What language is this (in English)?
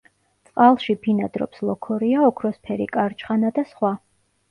Georgian